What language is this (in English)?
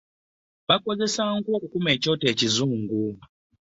Ganda